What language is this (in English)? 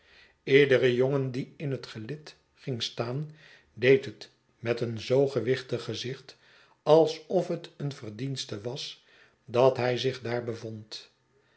Dutch